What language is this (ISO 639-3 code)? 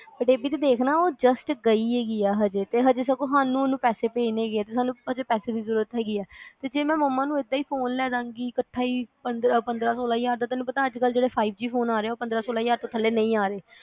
pan